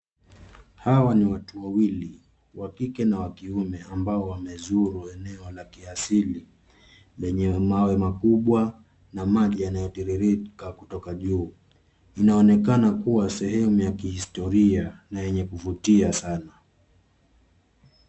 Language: Swahili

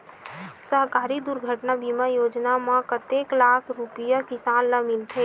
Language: Chhattisgarhi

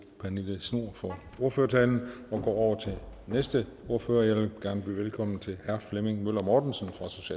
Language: Danish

